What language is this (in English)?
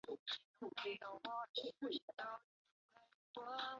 Chinese